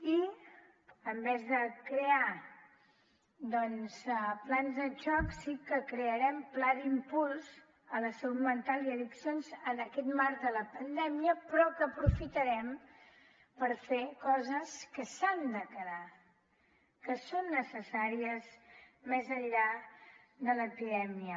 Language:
Catalan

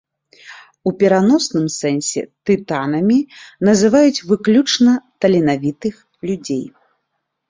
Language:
Belarusian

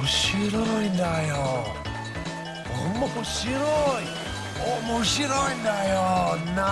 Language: Japanese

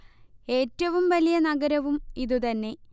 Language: Malayalam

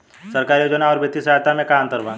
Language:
Bhojpuri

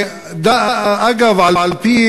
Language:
Hebrew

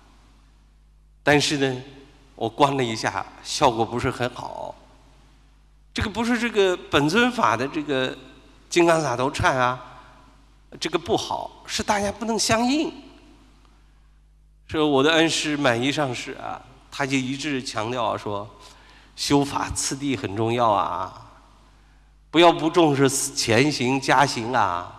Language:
Chinese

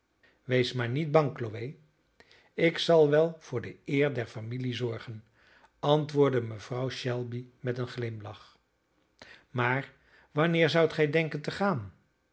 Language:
Dutch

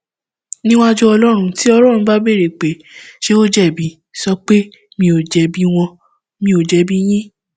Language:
Yoruba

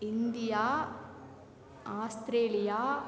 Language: Tamil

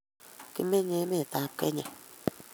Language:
Kalenjin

